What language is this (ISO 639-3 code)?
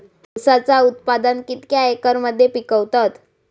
mar